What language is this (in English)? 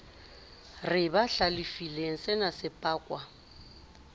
Southern Sotho